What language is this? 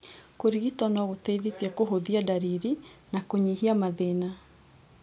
Kikuyu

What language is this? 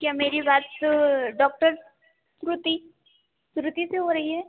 Hindi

